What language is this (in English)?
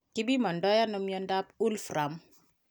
Kalenjin